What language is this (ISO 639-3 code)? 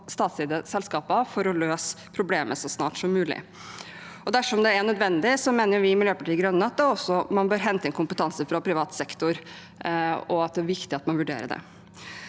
nor